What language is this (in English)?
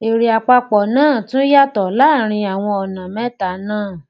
Yoruba